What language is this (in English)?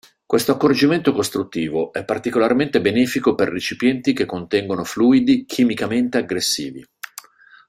Italian